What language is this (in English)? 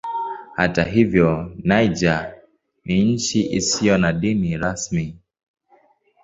Swahili